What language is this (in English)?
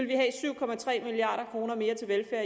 Danish